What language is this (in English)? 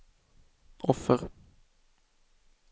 Swedish